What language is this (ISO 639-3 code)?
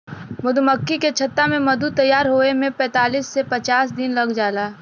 bho